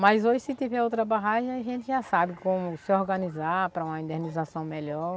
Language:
Portuguese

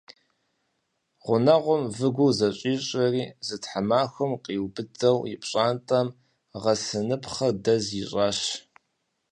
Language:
Kabardian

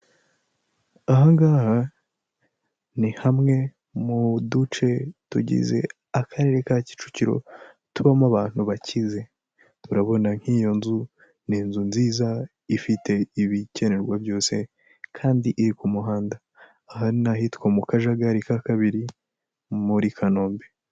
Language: Kinyarwanda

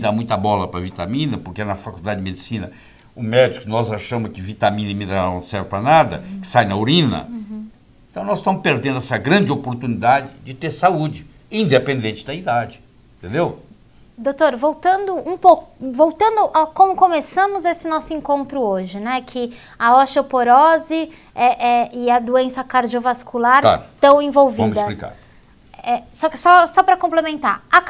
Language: Portuguese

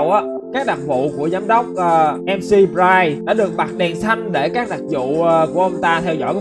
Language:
Vietnamese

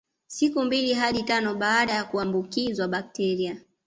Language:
Swahili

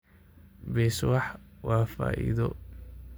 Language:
Somali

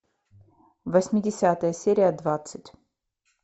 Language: Russian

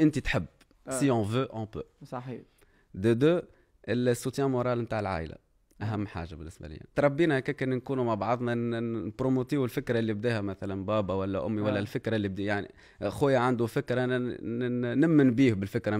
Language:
Arabic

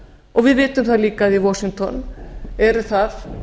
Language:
Icelandic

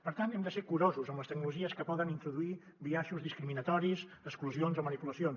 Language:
Catalan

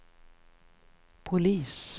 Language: Swedish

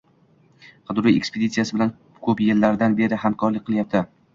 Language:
Uzbek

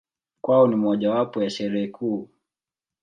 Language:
Swahili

